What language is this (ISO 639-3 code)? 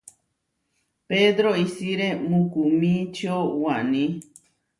var